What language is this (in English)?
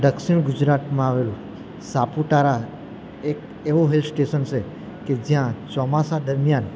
Gujarati